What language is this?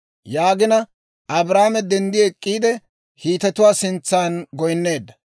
Dawro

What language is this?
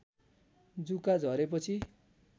Nepali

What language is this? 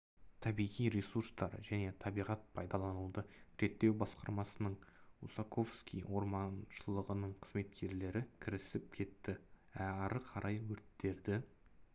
Kazakh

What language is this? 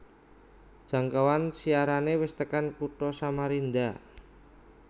Javanese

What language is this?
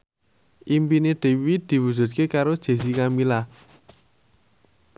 Javanese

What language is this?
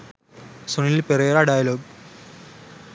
Sinhala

